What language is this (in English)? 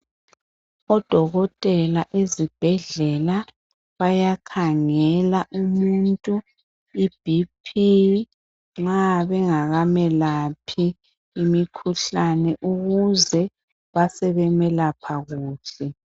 North Ndebele